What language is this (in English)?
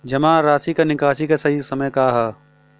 Bhojpuri